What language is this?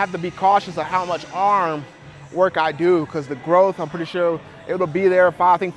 English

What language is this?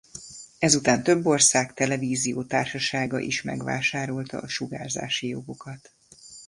Hungarian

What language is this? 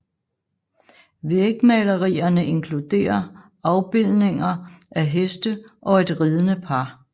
Danish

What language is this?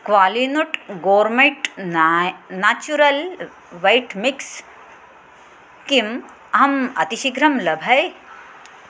Sanskrit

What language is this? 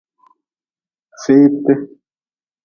Nawdm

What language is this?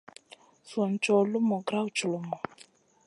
Masana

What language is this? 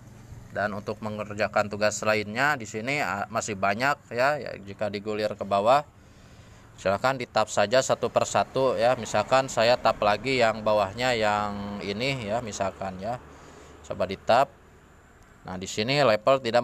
Indonesian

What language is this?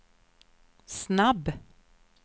Swedish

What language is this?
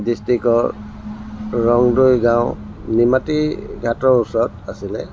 Assamese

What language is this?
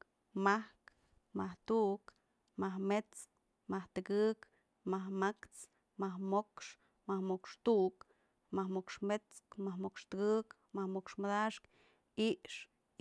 Mazatlán Mixe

